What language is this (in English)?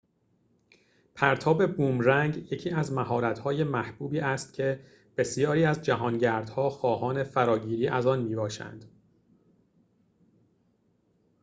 Persian